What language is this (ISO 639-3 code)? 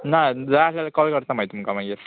kok